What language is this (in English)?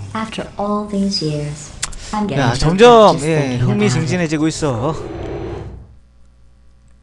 Korean